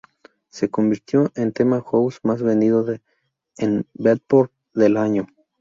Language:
Spanish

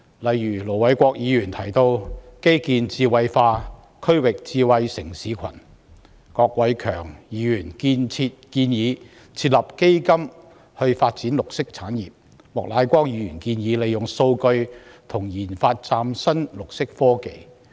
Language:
Cantonese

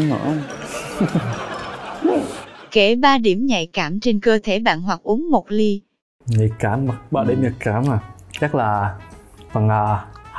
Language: Vietnamese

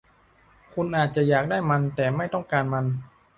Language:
Thai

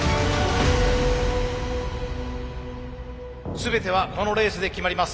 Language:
Japanese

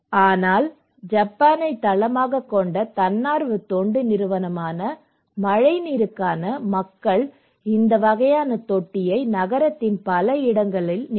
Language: Tamil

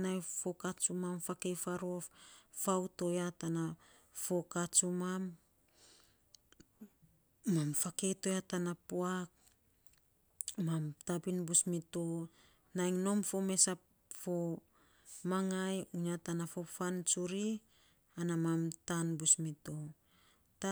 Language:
Saposa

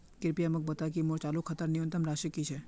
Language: Magahi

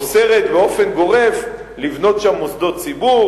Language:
Hebrew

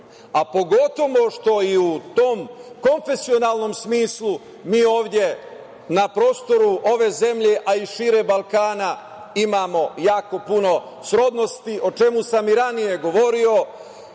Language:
Serbian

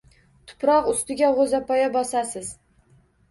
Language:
Uzbek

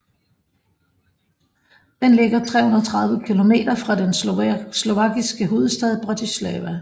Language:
Danish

